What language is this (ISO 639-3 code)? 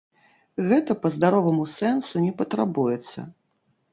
bel